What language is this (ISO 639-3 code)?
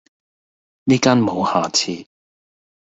yue